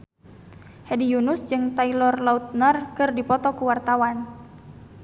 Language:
Sundanese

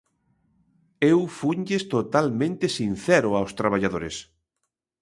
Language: Galician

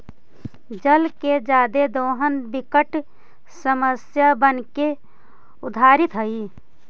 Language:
Magahi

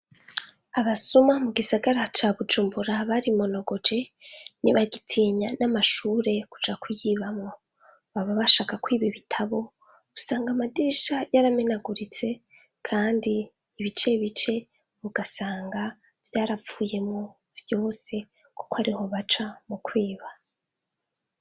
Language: Rundi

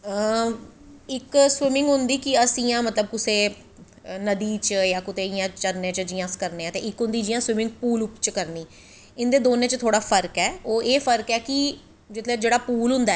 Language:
Dogri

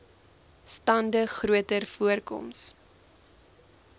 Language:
Afrikaans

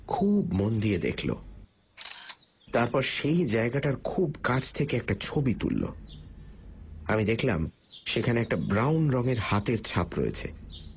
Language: Bangla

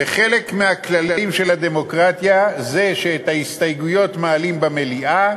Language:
Hebrew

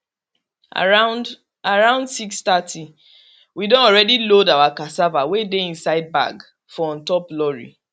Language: Nigerian Pidgin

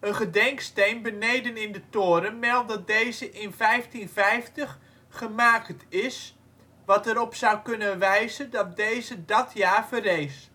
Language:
Dutch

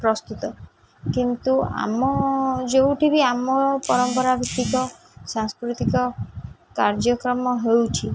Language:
Odia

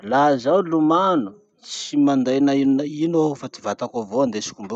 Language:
Masikoro Malagasy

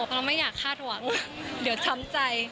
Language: Thai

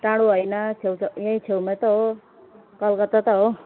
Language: Nepali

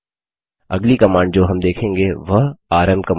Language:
Hindi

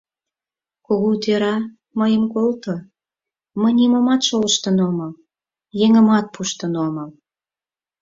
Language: Mari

